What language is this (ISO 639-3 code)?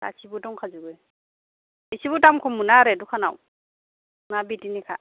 brx